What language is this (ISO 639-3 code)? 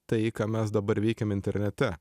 lit